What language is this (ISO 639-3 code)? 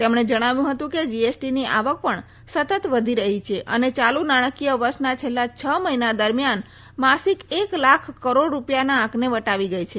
guj